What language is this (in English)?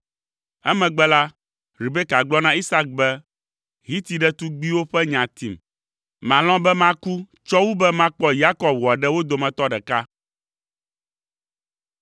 Ewe